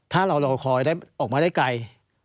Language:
Thai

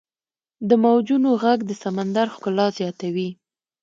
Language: Pashto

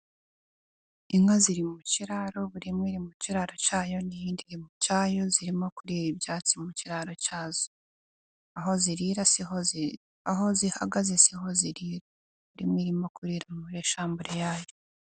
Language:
Kinyarwanda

